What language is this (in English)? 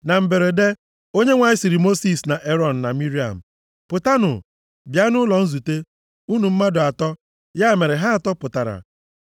Igbo